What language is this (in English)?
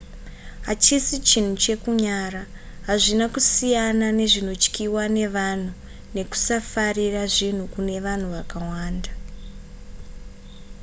Shona